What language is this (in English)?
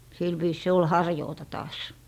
Finnish